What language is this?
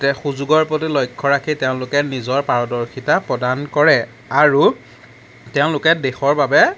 Assamese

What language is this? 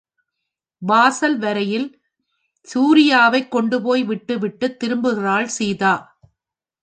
Tamil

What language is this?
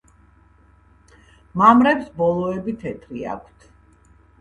Georgian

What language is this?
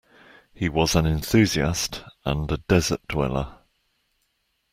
English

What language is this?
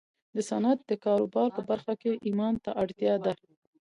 Pashto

